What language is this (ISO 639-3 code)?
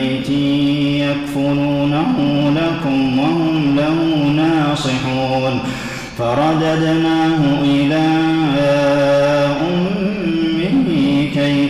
ara